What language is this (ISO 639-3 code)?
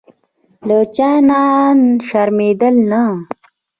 pus